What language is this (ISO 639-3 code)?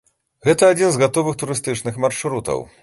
bel